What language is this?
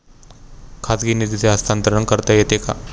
Marathi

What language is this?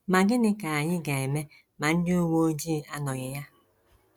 Igbo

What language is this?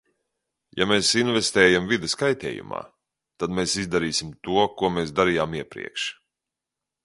Latvian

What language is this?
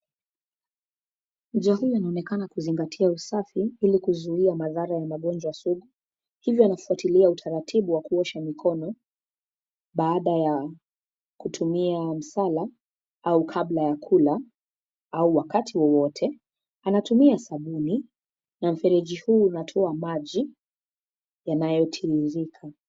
Swahili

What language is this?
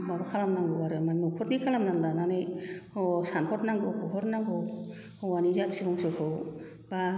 Bodo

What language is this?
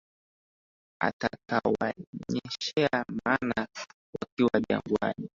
Swahili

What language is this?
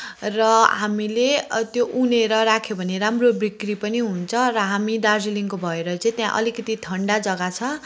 Nepali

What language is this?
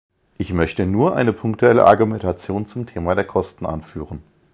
German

